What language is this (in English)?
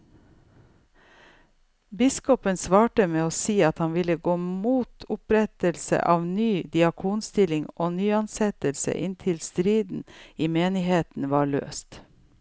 Norwegian